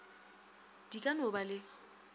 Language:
Northern Sotho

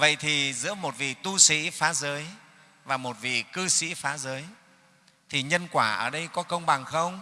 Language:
Vietnamese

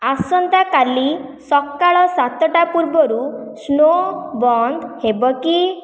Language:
Odia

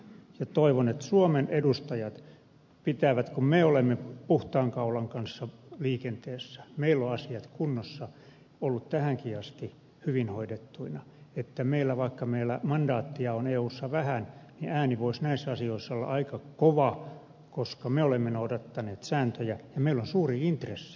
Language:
Finnish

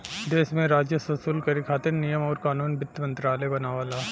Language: Bhojpuri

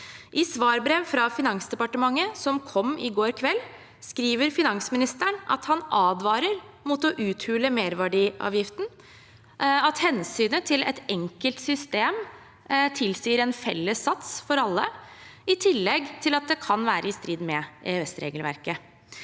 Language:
Norwegian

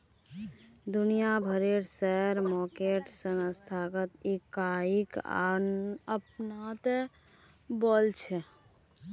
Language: Magahi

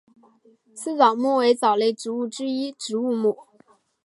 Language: Chinese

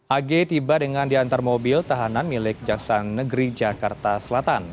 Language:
Indonesian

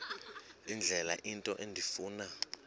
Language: Xhosa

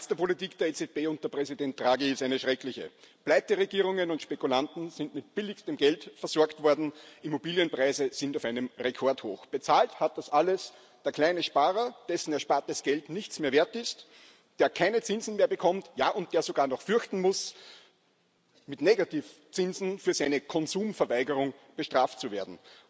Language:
German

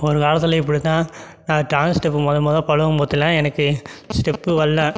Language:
Tamil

